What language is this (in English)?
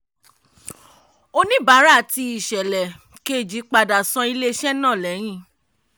Yoruba